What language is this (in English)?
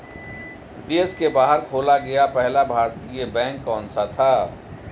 Hindi